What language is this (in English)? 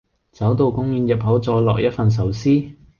Cantonese